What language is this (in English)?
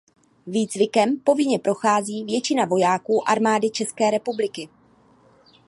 Czech